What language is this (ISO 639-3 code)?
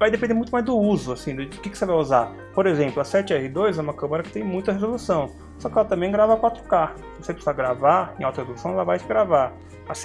por